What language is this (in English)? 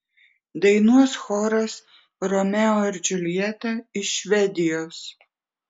Lithuanian